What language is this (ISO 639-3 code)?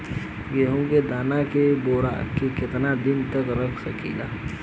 bho